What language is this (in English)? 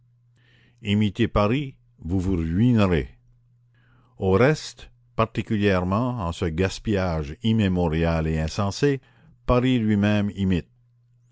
French